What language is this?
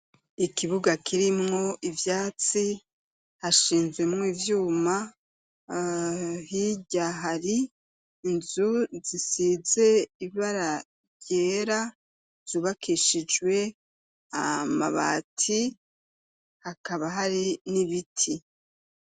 Rundi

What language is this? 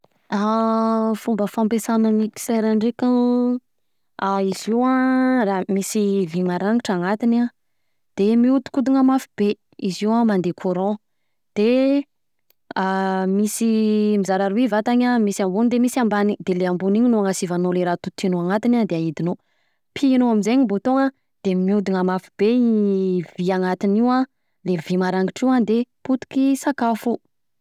Southern Betsimisaraka Malagasy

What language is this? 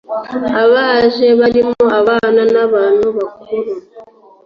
Kinyarwanda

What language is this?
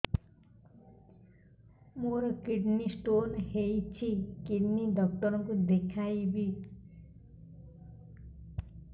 Odia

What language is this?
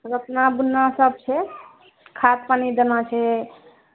Maithili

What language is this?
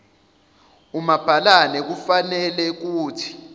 Zulu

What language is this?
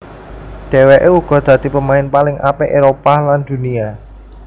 Javanese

